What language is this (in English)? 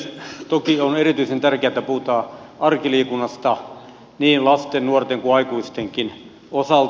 Finnish